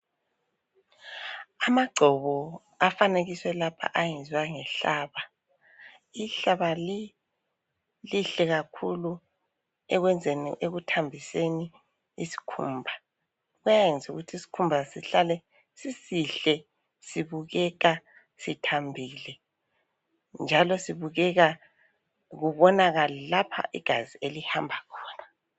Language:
North Ndebele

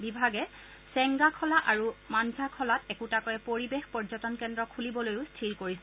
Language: Assamese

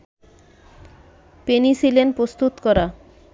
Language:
Bangla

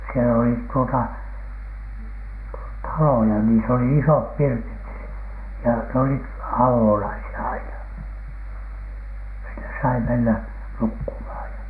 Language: Finnish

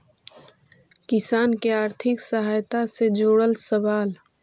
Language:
Magahi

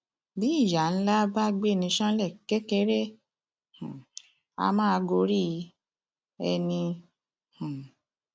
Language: Yoruba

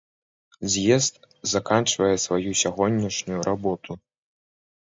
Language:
Belarusian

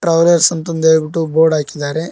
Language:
Kannada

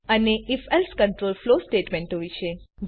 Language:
Gujarati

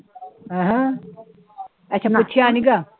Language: Punjabi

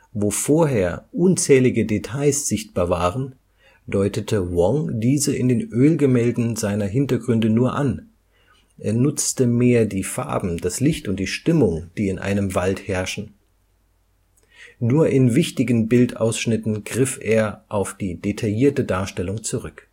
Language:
German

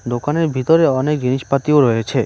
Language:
Bangla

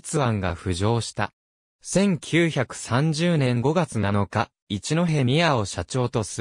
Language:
Japanese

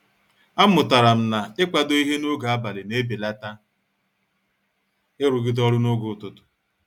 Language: Igbo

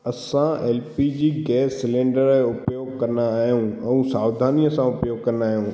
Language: Sindhi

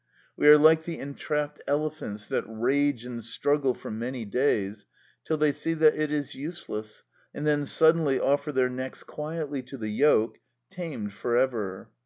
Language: English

